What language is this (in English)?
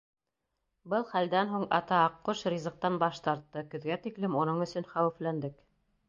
Bashkir